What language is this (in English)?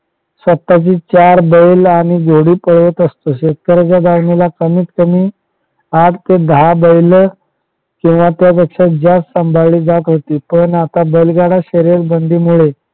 Marathi